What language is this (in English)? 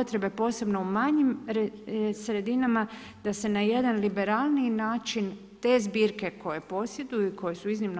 Croatian